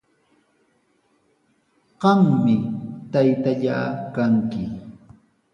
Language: Sihuas Ancash Quechua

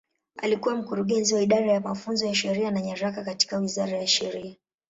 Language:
Swahili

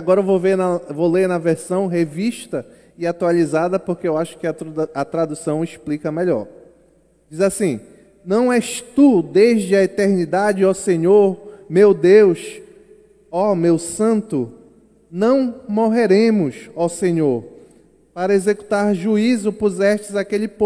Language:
Portuguese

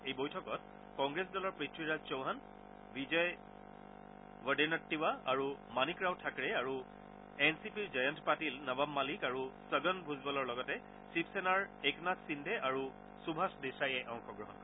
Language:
Assamese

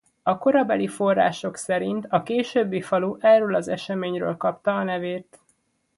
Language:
Hungarian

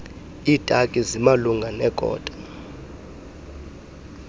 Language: Xhosa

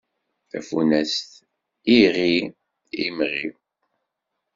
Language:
Kabyle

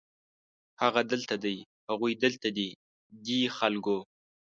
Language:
Pashto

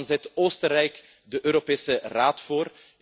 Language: Dutch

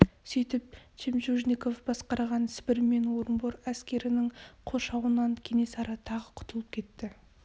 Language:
Kazakh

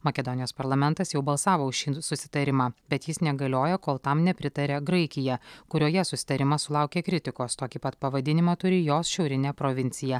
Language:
Lithuanian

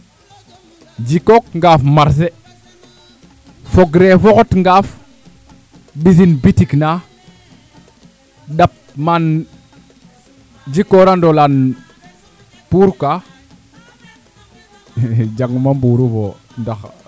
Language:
Serer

